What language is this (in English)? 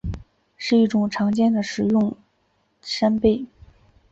Chinese